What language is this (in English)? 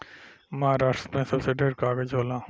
Bhojpuri